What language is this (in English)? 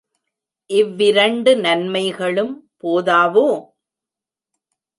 Tamil